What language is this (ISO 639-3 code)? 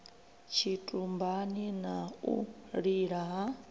ven